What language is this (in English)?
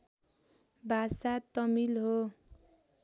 Nepali